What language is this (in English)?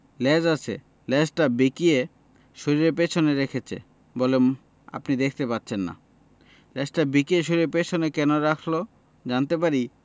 Bangla